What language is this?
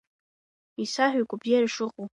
Abkhazian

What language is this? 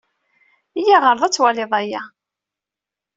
Kabyle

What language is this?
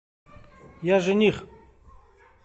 Russian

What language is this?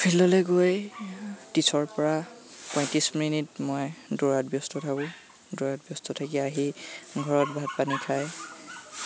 Assamese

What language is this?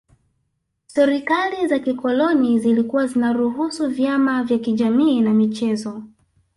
Swahili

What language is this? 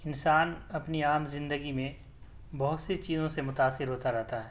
Urdu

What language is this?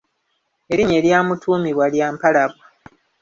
Ganda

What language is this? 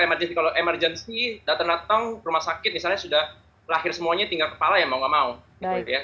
Indonesian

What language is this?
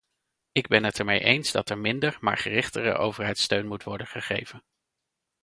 Dutch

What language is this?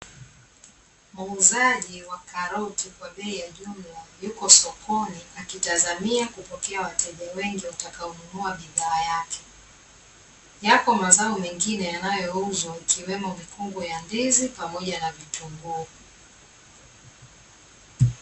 Swahili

